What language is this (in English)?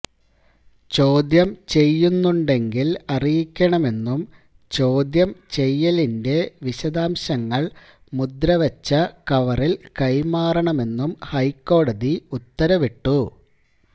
Malayalam